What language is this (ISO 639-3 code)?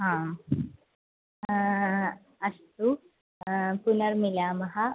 san